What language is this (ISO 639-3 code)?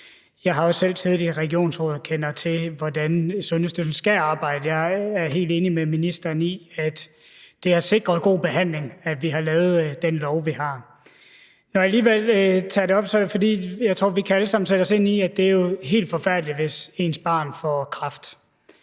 dan